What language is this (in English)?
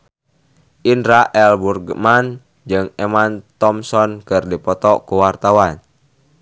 Sundanese